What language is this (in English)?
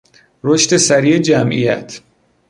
Persian